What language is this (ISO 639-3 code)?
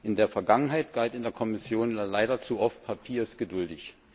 deu